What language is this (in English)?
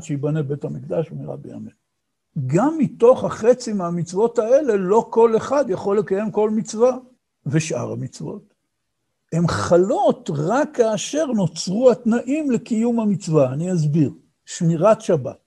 Hebrew